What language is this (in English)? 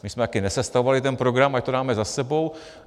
Czech